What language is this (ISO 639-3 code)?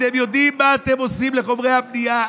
heb